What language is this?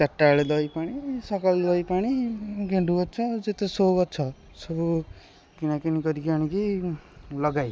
Odia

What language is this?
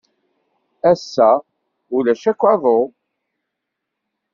Kabyle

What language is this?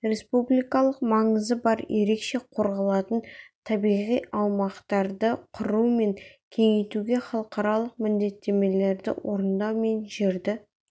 Kazakh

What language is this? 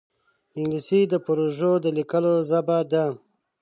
Pashto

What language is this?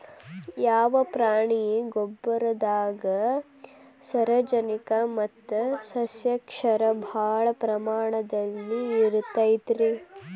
Kannada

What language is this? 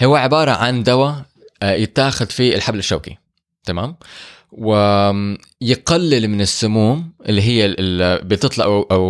Arabic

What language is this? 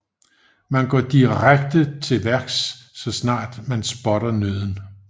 Danish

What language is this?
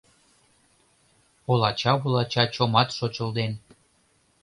Mari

